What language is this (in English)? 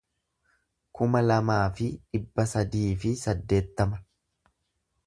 Oromo